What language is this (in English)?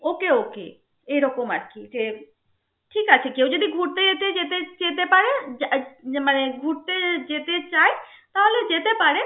Bangla